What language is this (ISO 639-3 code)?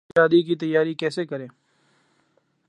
urd